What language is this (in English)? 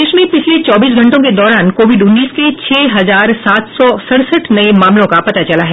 Hindi